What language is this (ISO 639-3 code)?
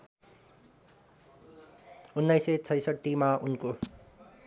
nep